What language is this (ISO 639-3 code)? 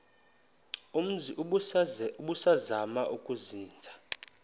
xho